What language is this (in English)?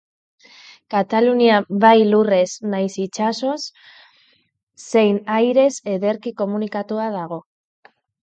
Basque